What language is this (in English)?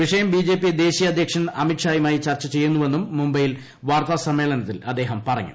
Malayalam